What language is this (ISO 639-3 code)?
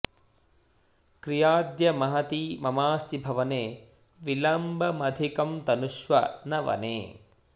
san